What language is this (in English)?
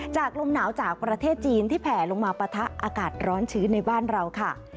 Thai